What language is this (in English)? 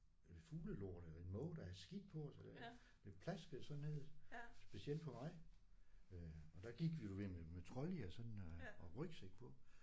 Danish